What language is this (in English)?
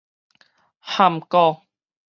Min Nan Chinese